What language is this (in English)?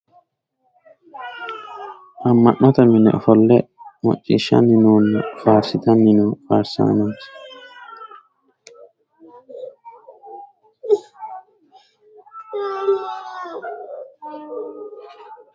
Sidamo